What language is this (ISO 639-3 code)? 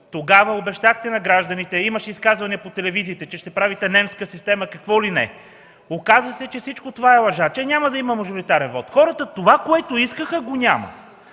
bul